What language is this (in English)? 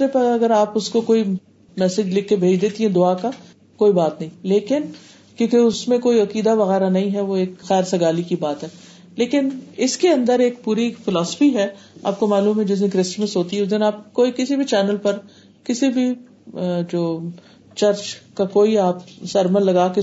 Urdu